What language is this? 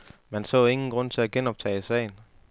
Danish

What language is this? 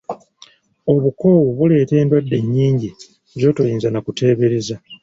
Ganda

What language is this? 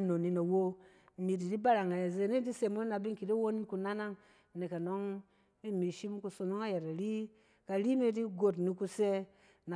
Cen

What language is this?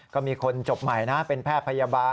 Thai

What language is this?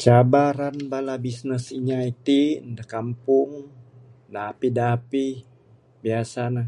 Bukar-Sadung Bidayuh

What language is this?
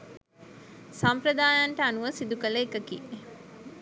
Sinhala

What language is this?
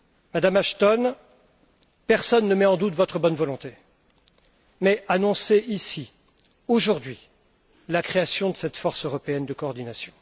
French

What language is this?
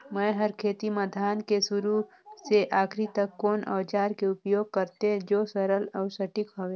Chhattisgarhi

